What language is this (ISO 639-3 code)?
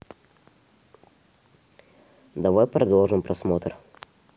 rus